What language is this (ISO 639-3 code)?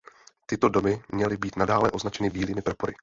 ces